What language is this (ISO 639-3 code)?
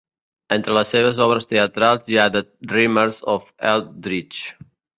cat